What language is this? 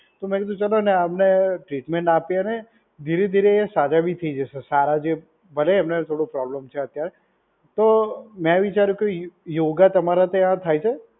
Gujarati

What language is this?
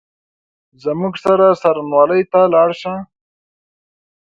Pashto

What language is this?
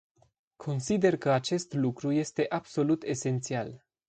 Romanian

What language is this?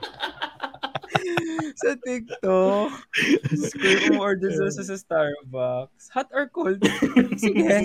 Filipino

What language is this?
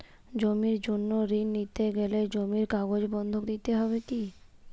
Bangla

